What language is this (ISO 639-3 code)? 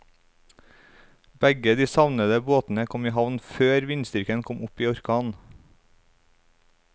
nor